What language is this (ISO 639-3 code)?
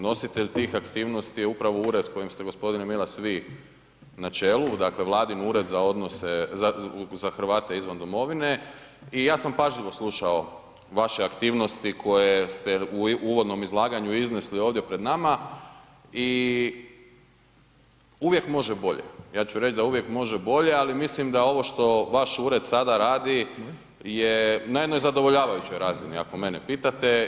hrv